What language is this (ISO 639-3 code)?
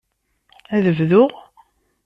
kab